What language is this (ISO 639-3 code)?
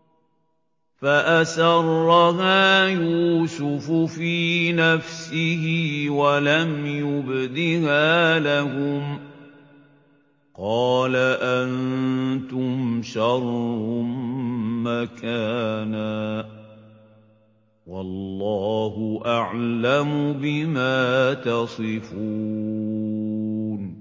ara